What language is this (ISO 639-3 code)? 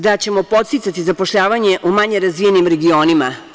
srp